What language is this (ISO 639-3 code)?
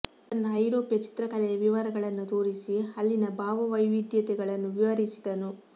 kan